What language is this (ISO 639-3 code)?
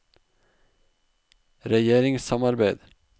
nor